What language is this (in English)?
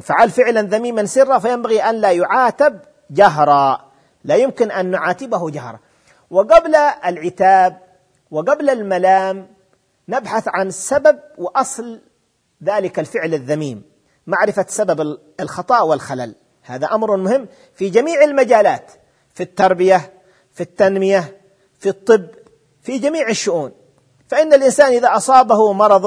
Arabic